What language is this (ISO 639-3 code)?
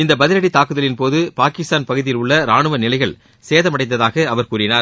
tam